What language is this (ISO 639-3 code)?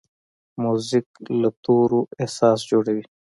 pus